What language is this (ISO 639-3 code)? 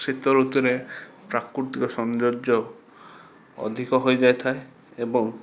ori